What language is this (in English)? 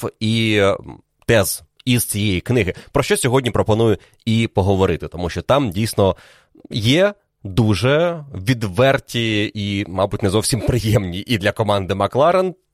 Ukrainian